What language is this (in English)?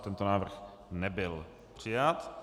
Czech